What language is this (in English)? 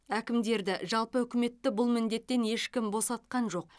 Kazakh